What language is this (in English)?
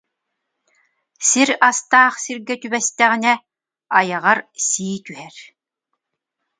Yakut